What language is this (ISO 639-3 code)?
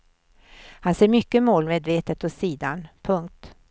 swe